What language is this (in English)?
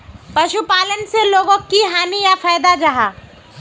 Magahi